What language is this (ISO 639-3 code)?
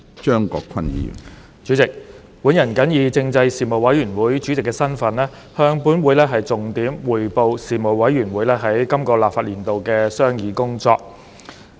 yue